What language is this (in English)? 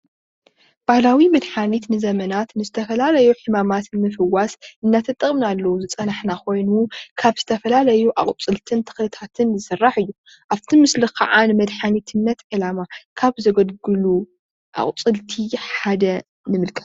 Tigrinya